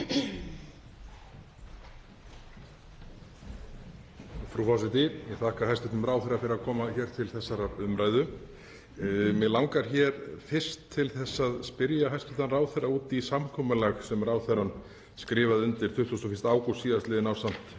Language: Icelandic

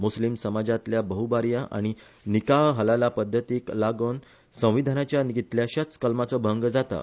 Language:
Konkani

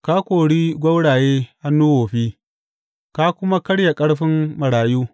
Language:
Hausa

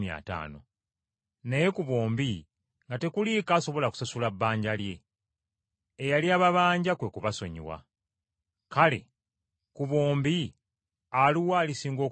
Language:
Ganda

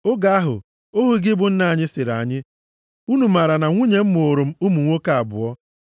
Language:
Igbo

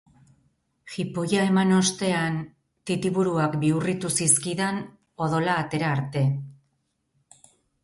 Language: Basque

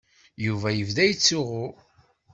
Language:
Kabyle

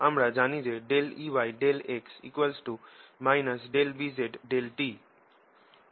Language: Bangla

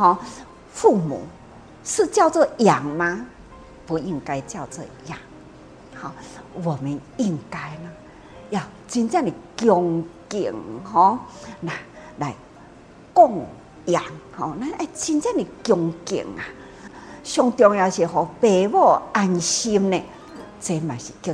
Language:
Chinese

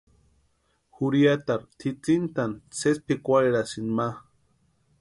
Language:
Western Highland Purepecha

